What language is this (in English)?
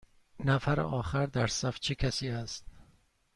Persian